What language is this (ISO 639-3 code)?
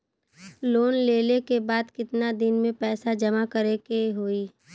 bho